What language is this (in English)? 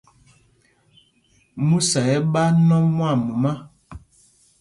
Mpumpong